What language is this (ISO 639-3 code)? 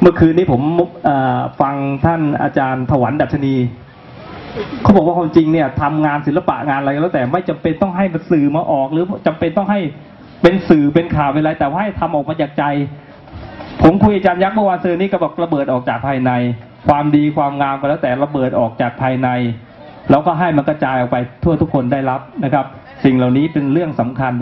tha